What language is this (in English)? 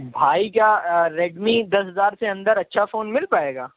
Urdu